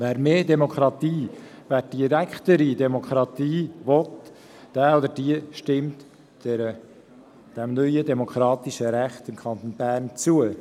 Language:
Swiss German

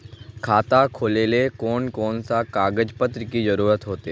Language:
Magahi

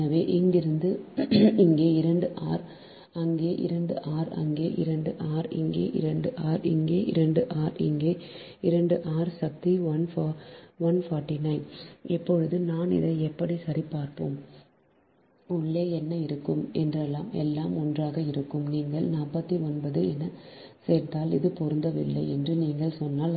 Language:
Tamil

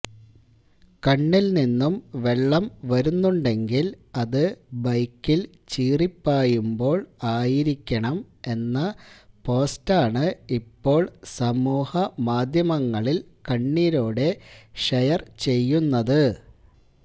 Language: Malayalam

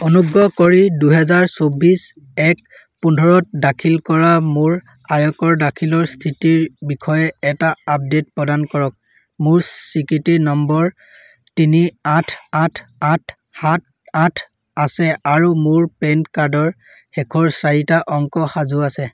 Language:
Assamese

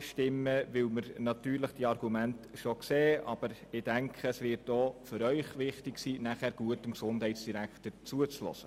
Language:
Swiss German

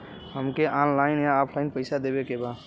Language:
Bhojpuri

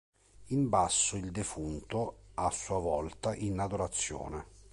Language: Italian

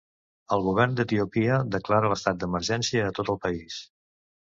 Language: Catalan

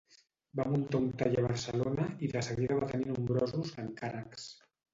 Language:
Catalan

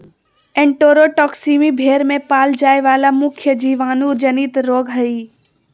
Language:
Magahi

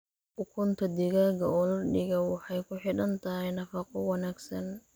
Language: Somali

